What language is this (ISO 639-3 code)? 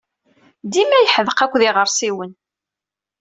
kab